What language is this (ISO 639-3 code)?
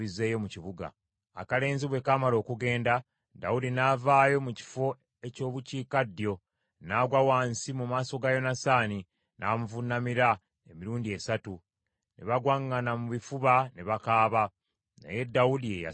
lug